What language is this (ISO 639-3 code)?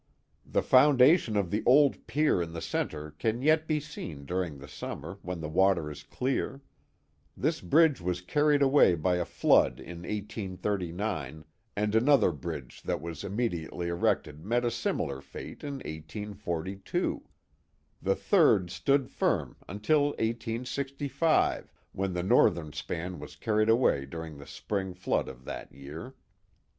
eng